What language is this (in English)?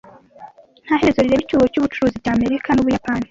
Kinyarwanda